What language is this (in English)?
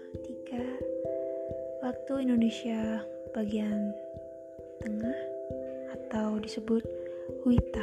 Indonesian